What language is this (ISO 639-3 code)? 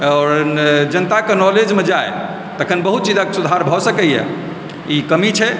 mai